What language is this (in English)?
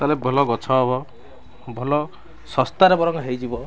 Odia